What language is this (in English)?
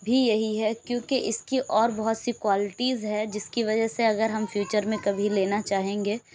Urdu